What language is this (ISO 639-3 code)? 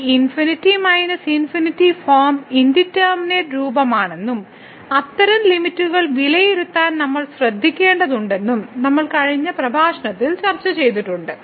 mal